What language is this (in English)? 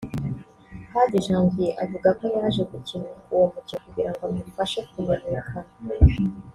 Kinyarwanda